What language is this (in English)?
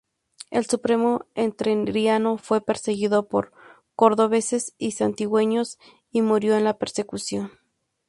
Spanish